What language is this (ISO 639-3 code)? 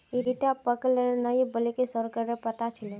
mag